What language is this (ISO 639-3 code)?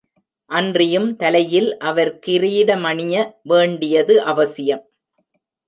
tam